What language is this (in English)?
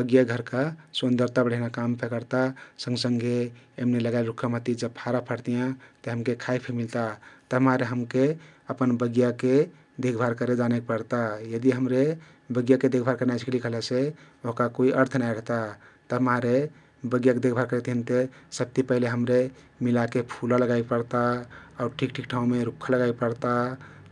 Kathoriya Tharu